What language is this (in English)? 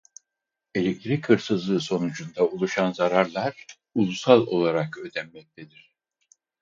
Turkish